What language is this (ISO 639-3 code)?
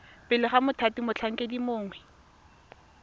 tsn